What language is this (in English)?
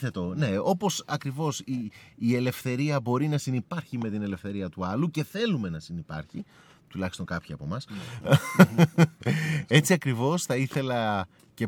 Greek